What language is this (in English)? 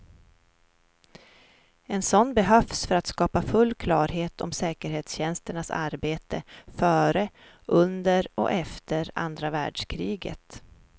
Swedish